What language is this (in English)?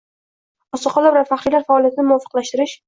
Uzbek